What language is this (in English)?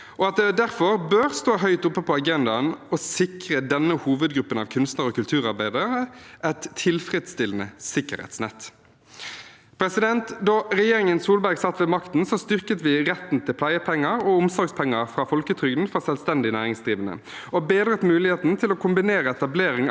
Norwegian